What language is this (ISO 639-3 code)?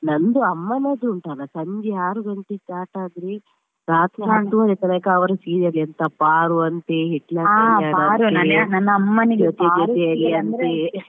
kan